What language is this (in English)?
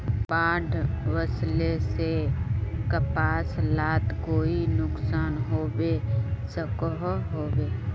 Magahi